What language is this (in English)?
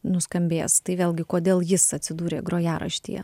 Lithuanian